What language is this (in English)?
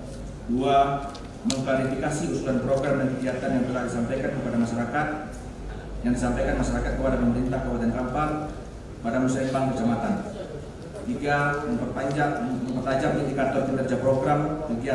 Indonesian